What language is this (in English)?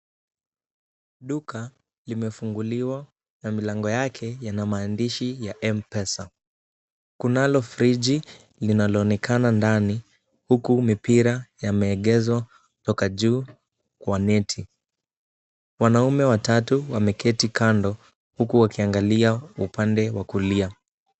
Swahili